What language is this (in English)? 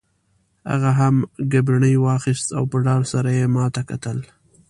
Pashto